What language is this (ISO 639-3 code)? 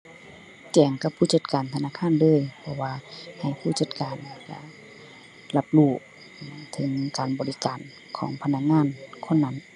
tha